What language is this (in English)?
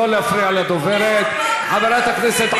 Hebrew